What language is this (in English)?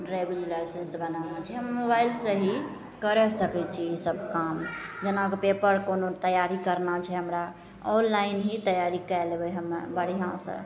Maithili